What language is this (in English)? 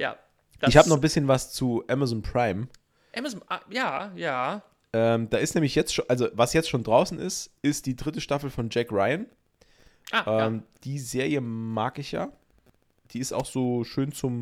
German